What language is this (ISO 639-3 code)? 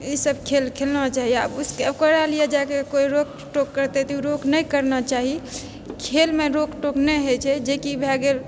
mai